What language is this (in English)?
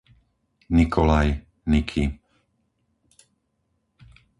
Slovak